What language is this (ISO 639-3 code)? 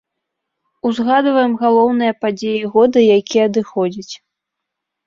bel